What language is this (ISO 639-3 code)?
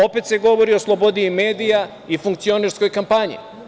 srp